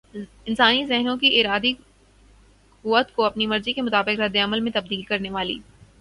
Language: Urdu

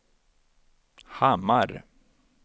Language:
Swedish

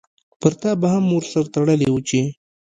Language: Pashto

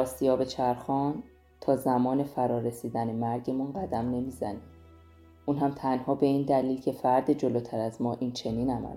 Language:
Persian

